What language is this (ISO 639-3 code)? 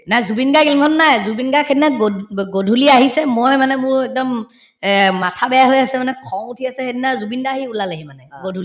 asm